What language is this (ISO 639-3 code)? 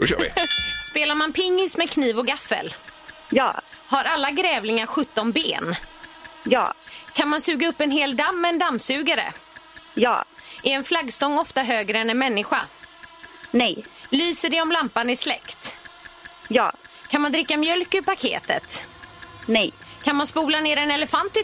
swe